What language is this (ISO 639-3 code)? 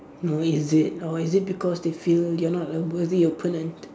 eng